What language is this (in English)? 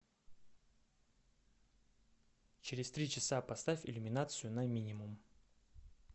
Russian